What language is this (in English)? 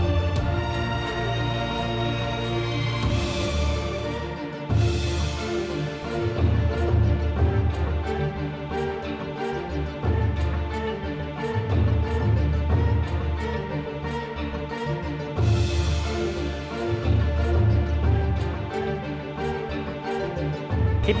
Thai